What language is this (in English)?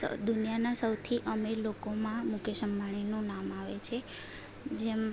Gujarati